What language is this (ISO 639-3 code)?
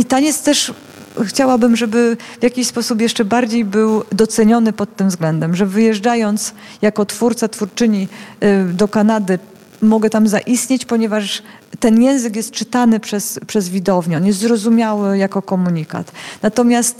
pol